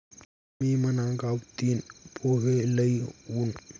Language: Marathi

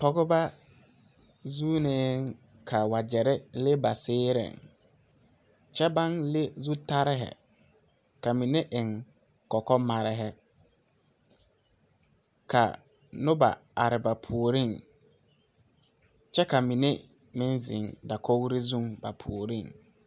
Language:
Southern Dagaare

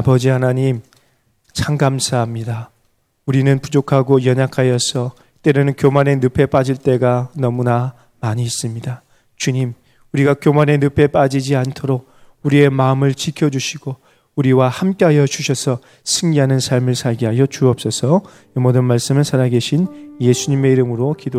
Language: Korean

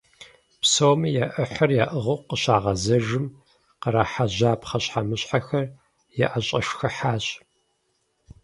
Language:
Kabardian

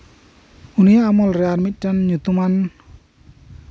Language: Santali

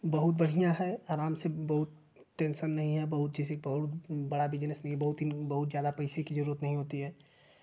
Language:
Hindi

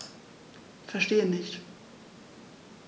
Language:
German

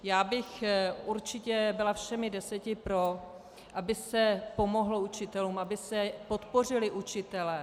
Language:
Czech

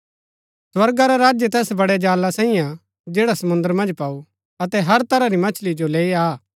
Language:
Gaddi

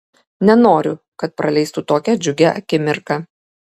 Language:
Lithuanian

